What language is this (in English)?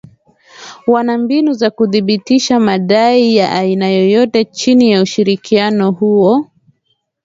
Swahili